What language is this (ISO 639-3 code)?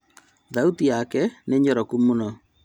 kik